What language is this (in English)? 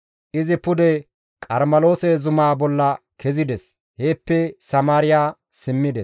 Gamo